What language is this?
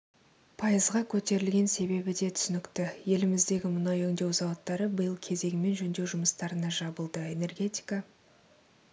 Kazakh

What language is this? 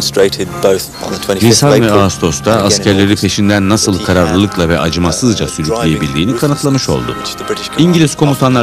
Turkish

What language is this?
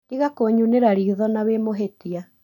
Kikuyu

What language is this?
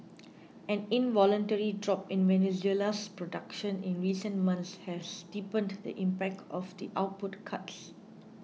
English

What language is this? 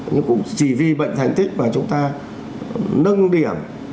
Vietnamese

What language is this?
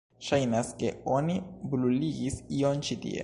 Esperanto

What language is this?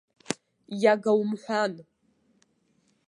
Abkhazian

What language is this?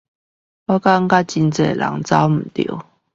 Chinese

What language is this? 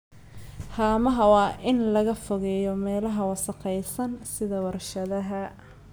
Somali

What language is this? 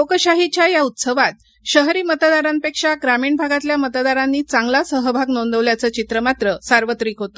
Marathi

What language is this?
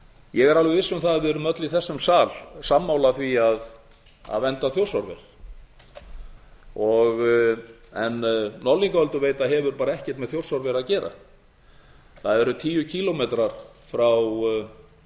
Icelandic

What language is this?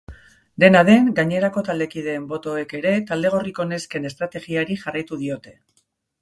Basque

